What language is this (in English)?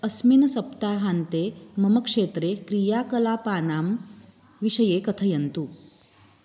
Sanskrit